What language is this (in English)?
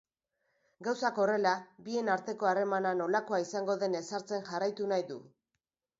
Basque